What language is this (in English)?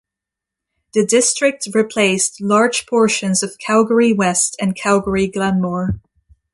English